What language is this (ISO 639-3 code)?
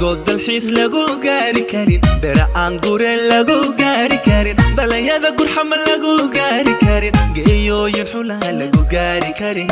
ara